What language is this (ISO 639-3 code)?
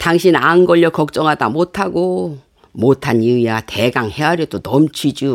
kor